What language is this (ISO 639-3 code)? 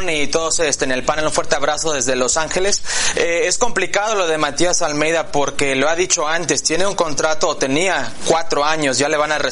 spa